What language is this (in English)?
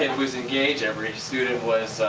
English